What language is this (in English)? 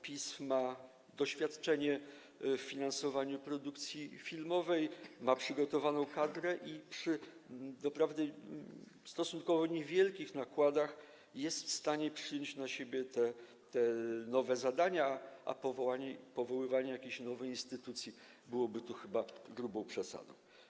Polish